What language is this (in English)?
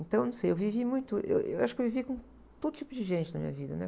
Portuguese